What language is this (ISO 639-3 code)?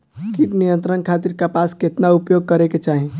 bho